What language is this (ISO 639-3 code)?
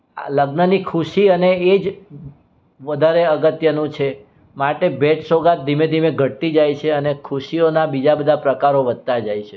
guj